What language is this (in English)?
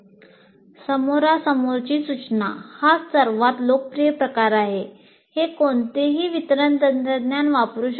Marathi